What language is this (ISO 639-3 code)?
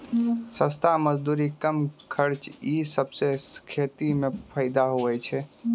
mai